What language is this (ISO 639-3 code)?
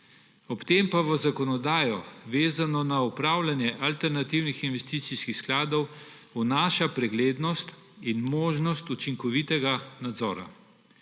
slv